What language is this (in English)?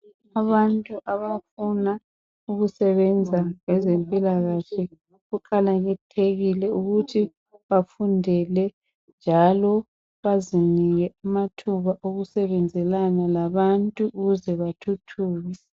North Ndebele